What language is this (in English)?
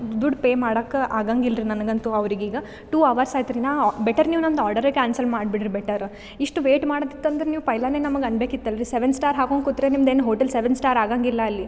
Kannada